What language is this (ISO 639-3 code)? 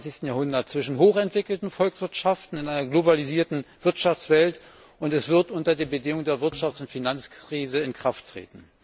deu